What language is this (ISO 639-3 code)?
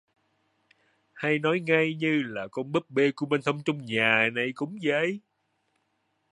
vie